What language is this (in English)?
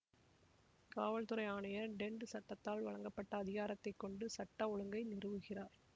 Tamil